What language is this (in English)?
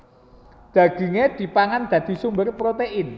Javanese